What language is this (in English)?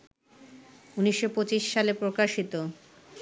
Bangla